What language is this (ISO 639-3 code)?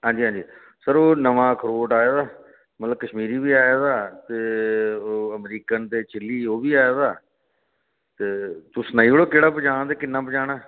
doi